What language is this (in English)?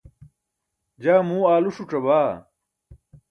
Burushaski